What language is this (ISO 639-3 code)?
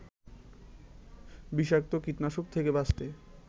ben